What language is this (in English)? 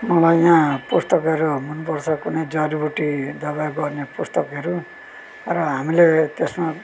Nepali